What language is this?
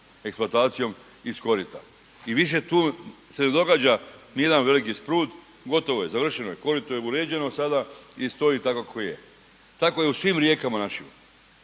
Croatian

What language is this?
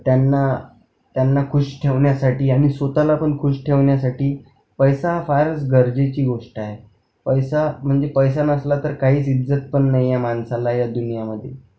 Marathi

